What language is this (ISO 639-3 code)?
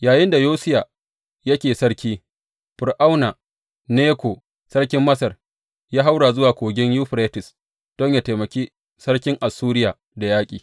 hau